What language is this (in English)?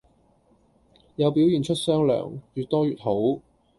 Cantonese